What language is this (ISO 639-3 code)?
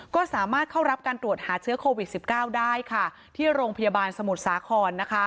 tha